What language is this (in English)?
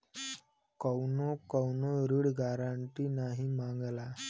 Bhojpuri